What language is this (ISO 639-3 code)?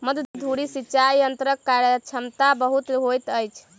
mai